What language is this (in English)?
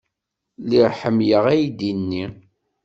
Kabyle